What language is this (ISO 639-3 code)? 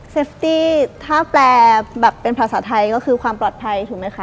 tha